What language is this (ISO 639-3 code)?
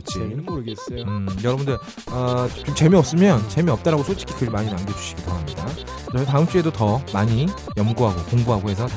kor